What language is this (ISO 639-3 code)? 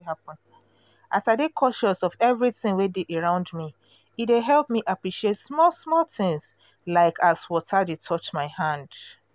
pcm